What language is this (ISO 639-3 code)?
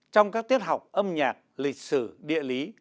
vie